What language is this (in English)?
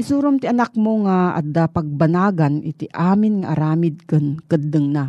Filipino